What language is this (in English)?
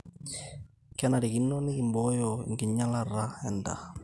Masai